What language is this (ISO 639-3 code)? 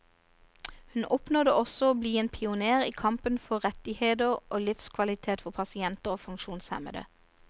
nor